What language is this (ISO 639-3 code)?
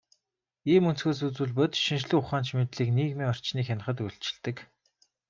mon